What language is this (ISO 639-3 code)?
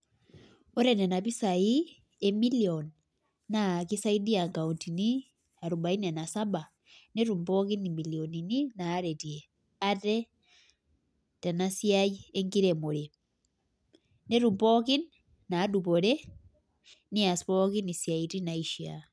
mas